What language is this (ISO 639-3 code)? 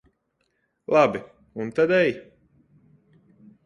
lav